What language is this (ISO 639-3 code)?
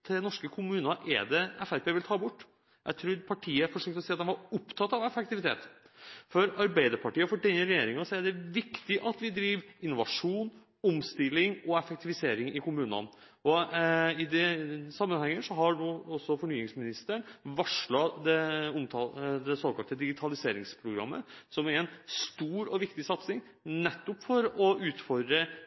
nob